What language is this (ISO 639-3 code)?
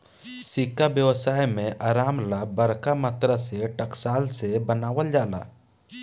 bho